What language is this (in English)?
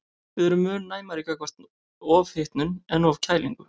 Icelandic